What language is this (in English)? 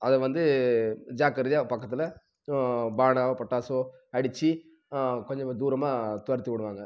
Tamil